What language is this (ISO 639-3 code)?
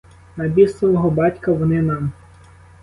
ukr